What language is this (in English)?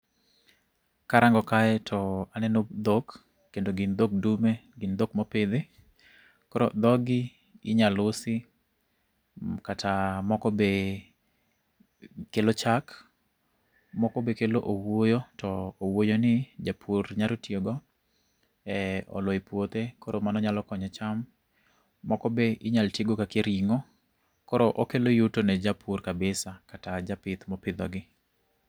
Luo (Kenya and Tanzania)